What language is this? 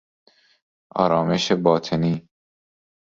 Persian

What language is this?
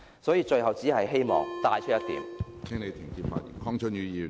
Cantonese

